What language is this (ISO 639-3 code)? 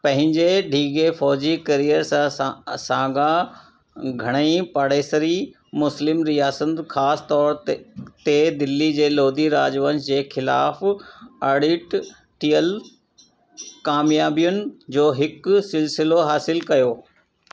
snd